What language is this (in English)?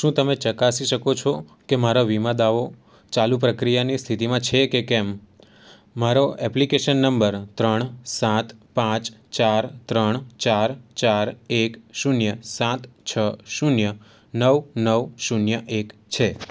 Gujarati